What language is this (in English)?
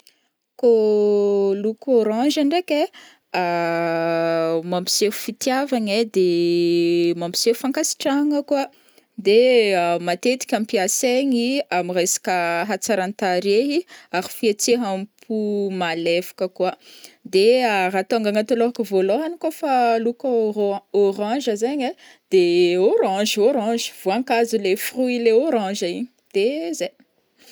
Northern Betsimisaraka Malagasy